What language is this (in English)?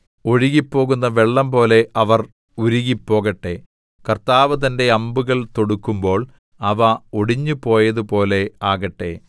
Malayalam